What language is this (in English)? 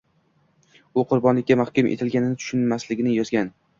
Uzbek